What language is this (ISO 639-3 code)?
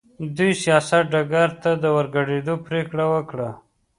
pus